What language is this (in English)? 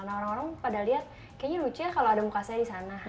Indonesian